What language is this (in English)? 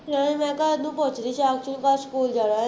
Punjabi